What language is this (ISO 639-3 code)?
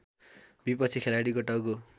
nep